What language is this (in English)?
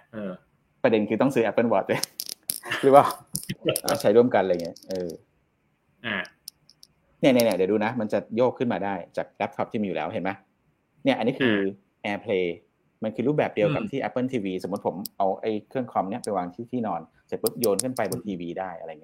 Thai